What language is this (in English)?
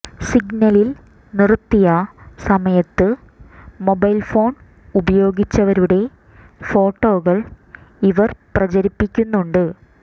Malayalam